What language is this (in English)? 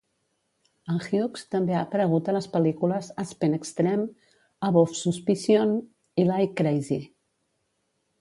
Catalan